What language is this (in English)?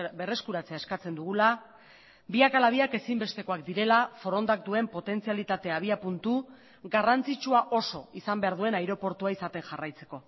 Basque